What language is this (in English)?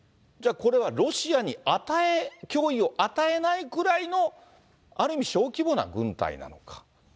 Japanese